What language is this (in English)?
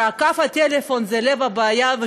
Hebrew